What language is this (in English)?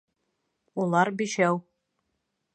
Bashkir